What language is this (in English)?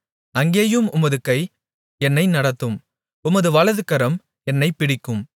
Tamil